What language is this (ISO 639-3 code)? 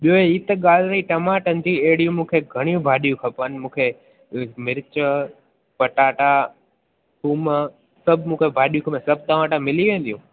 snd